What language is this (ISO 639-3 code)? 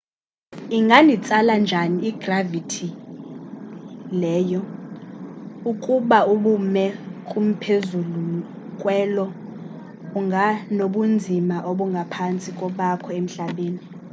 xho